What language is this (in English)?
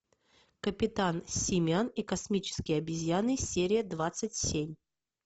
Russian